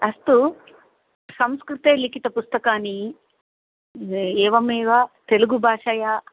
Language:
Sanskrit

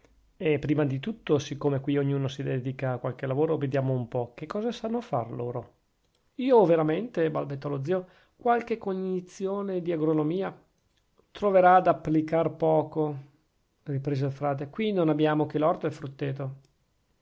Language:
Italian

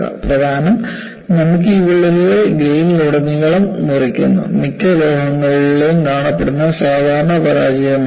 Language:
Malayalam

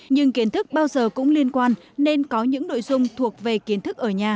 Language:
Vietnamese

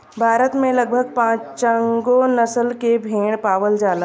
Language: Bhojpuri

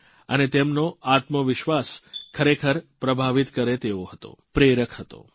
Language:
Gujarati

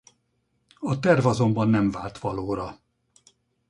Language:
Hungarian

